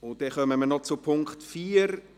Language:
Swiss German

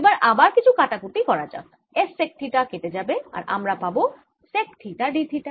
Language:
Bangla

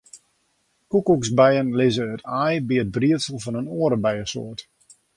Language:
Western Frisian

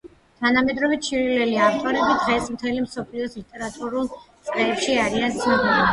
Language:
Georgian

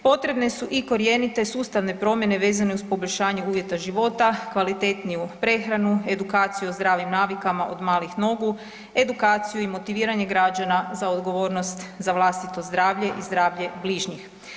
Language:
Croatian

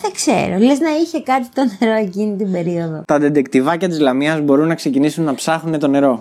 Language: Greek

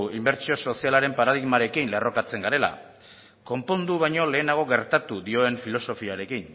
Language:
Basque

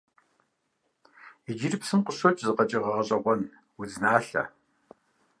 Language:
Kabardian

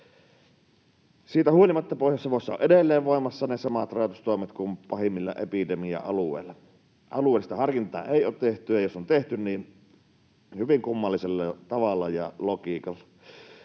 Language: Finnish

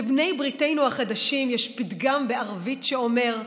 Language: Hebrew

